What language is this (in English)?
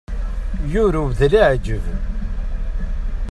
Kabyle